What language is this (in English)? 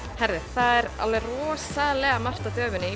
Icelandic